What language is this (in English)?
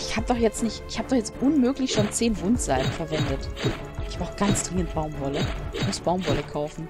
German